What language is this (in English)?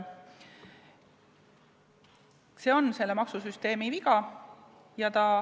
Estonian